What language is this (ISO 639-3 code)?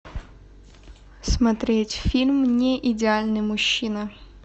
rus